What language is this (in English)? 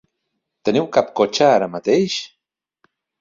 Catalan